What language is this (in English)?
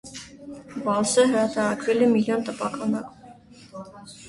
Armenian